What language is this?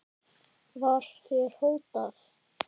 Icelandic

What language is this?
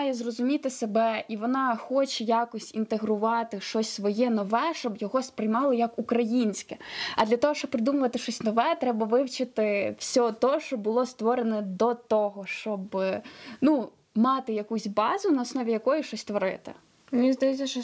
Ukrainian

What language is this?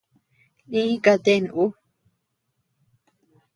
Tepeuxila Cuicatec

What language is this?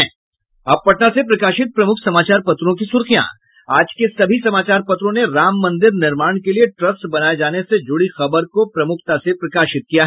Hindi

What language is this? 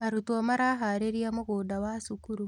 Kikuyu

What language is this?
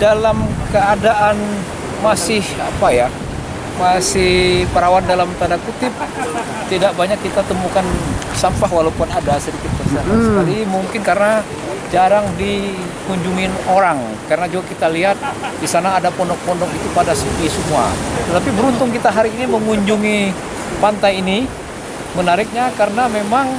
Indonesian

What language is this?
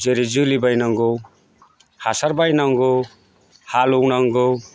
Bodo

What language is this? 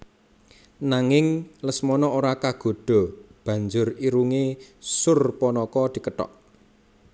Javanese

